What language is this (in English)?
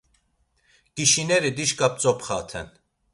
Laz